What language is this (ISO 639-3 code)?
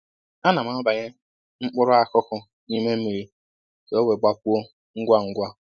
ibo